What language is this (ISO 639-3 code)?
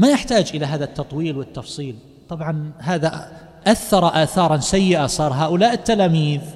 ara